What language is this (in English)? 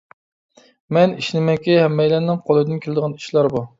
Uyghur